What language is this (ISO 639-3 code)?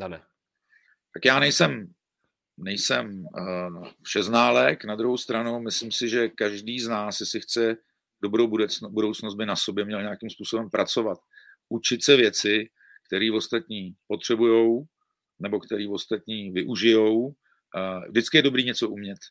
ces